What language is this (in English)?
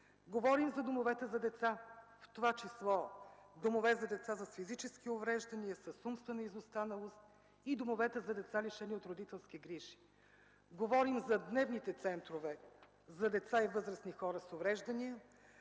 Bulgarian